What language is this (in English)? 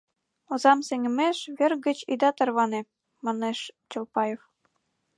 Mari